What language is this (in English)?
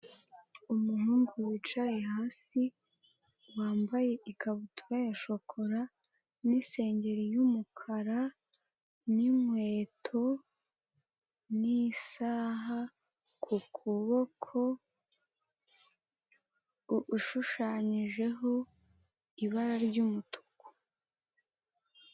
Kinyarwanda